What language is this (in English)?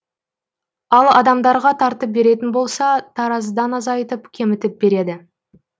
Kazakh